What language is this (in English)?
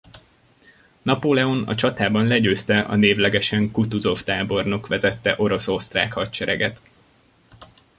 Hungarian